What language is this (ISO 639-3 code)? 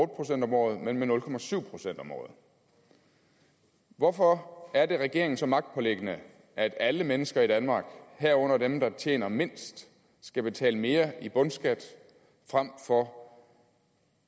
dan